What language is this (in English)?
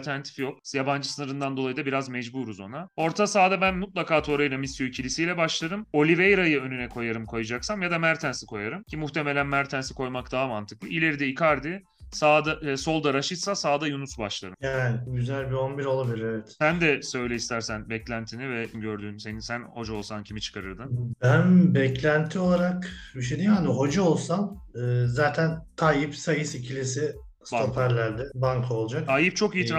Turkish